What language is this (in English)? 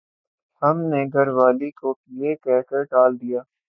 Urdu